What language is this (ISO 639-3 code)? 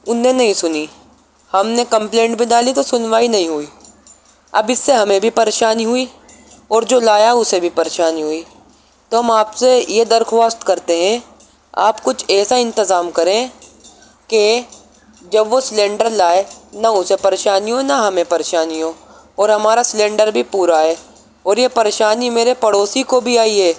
urd